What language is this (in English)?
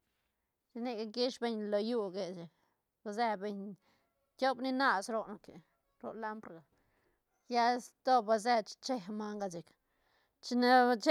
Santa Catarina Albarradas Zapotec